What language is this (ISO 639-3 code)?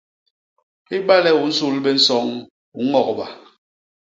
bas